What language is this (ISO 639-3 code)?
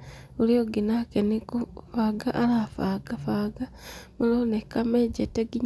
kik